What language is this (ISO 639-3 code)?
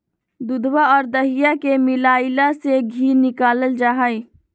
mag